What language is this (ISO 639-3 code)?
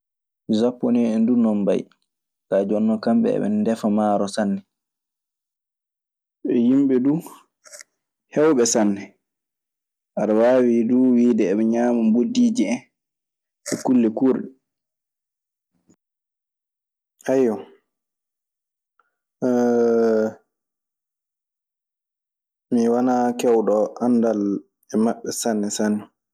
ffm